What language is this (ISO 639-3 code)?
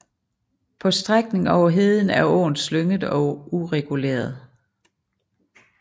dan